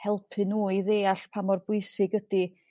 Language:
Welsh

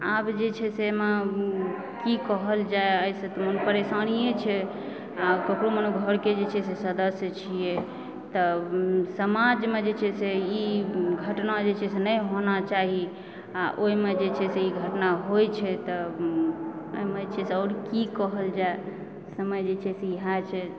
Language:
Maithili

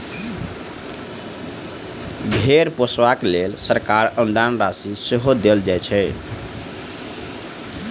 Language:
Maithili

